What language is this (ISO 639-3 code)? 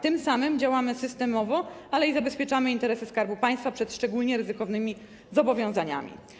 pol